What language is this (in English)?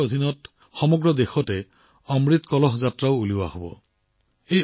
Assamese